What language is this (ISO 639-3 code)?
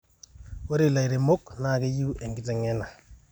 mas